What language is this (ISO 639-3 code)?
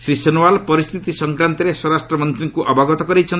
ori